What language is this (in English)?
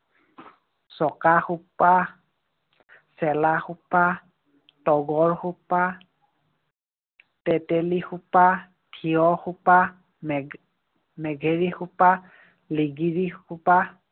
Assamese